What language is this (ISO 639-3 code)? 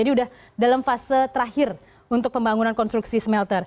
ind